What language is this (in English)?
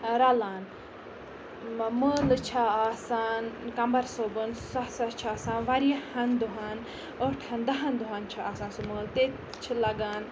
Kashmiri